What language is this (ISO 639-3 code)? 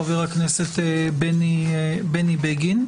heb